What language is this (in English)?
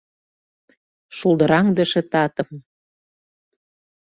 Mari